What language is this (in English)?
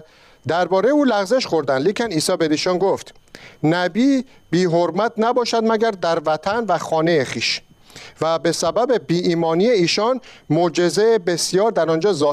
Persian